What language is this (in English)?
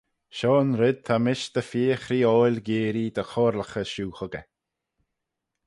Manx